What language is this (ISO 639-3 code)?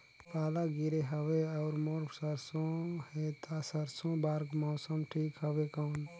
hne